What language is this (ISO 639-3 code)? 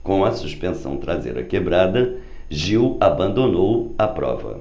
por